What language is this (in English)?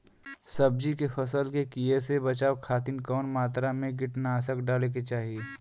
Bhojpuri